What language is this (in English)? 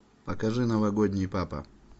Russian